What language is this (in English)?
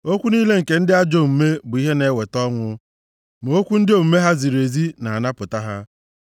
Igbo